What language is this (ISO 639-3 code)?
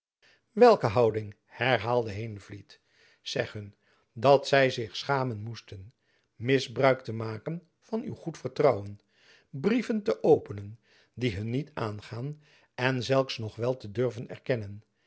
nld